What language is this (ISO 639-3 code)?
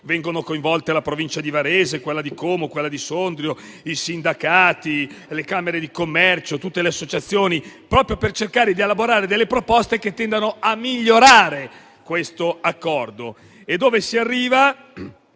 ita